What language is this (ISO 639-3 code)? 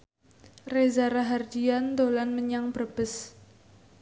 jav